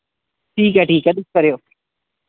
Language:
Dogri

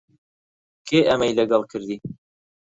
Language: Central Kurdish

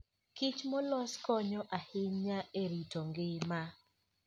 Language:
Luo (Kenya and Tanzania)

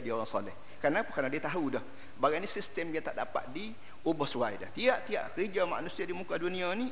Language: Malay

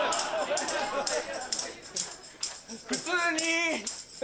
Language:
Japanese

